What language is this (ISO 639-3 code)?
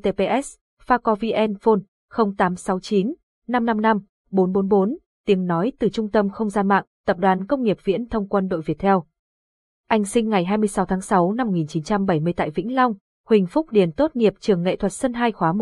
vie